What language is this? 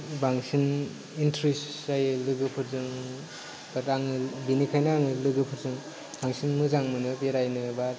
Bodo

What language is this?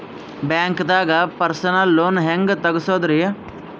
Kannada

